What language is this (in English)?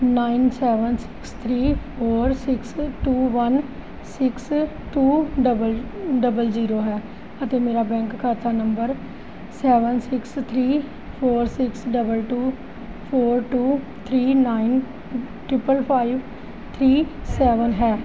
Punjabi